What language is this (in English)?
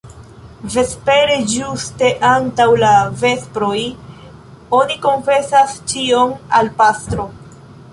Esperanto